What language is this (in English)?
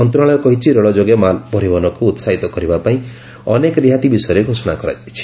Odia